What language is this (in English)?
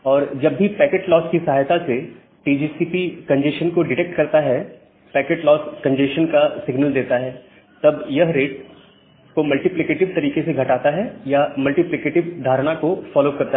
Hindi